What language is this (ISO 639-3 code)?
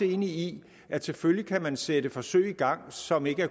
dan